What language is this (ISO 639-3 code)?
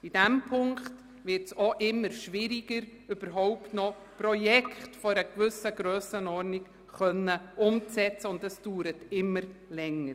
gsw